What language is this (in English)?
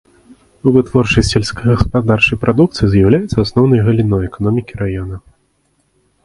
Belarusian